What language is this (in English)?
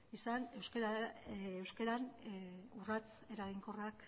Basque